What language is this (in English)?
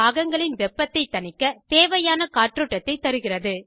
Tamil